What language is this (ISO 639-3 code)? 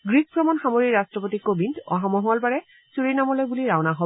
asm